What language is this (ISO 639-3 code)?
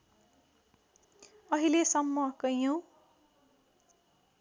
nep